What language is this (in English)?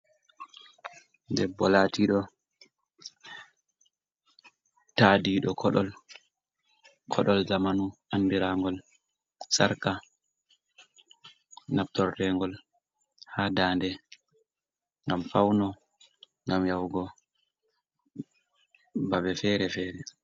Fula